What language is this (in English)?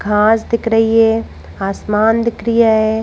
Hindi